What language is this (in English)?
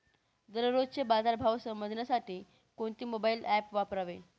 Marathi